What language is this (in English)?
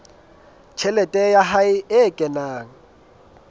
Southern Sotho